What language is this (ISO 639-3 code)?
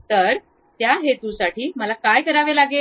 mar